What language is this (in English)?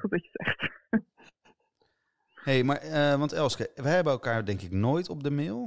Dutch